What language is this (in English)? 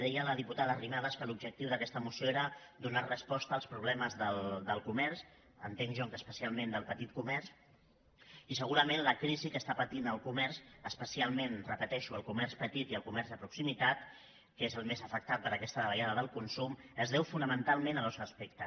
Catalan